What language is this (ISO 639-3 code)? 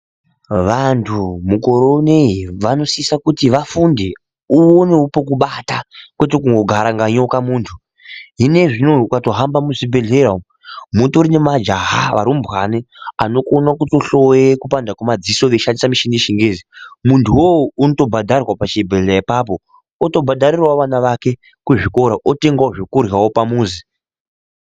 ndc